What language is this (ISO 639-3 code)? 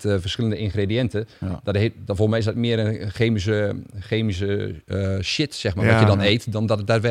nld